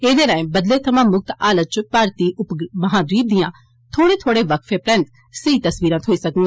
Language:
Dogri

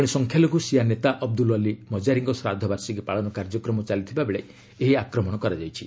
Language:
Odia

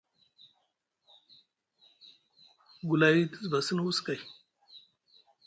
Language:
Musgu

